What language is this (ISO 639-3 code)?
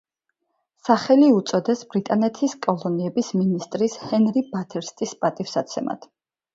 kat